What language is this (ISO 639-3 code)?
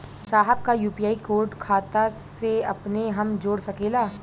bho